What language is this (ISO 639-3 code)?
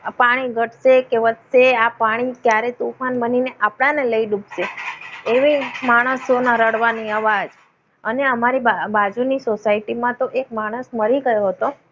guj